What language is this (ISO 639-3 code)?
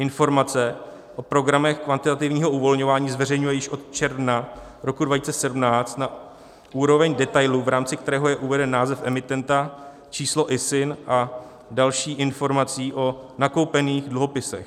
ces